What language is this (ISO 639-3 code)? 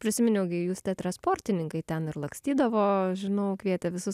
lit